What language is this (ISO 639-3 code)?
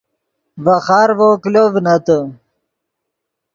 ydg